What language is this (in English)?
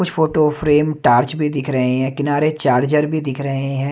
Hindi